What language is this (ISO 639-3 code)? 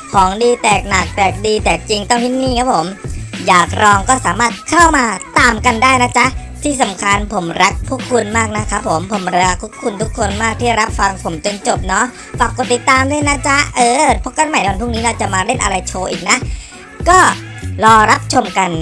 tha